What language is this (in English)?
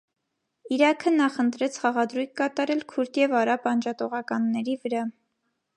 Armenian